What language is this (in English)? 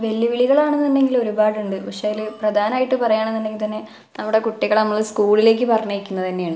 Malayalam